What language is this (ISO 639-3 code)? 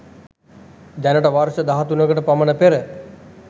sin